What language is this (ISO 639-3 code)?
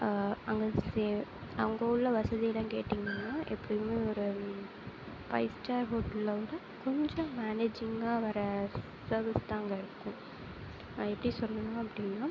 tam